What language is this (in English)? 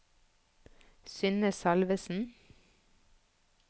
Norwegian